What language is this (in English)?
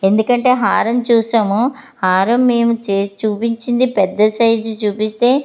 Telugu